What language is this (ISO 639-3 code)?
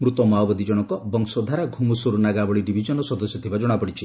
ori